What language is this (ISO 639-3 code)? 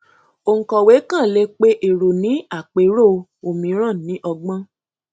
yor